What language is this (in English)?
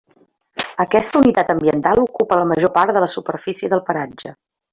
Catalan